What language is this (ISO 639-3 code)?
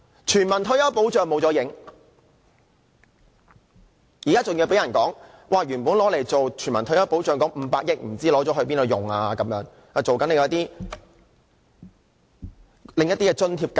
yue